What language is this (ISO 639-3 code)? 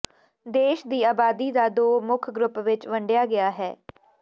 pan